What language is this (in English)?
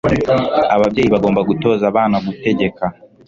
Kinyarwanda